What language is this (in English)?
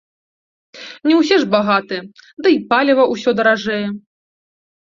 Belarusian